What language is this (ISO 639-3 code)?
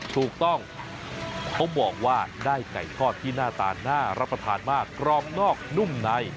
tha